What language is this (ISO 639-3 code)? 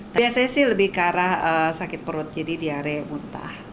ind